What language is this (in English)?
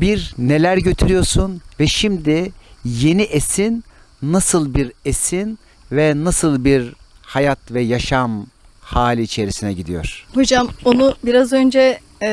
Turkish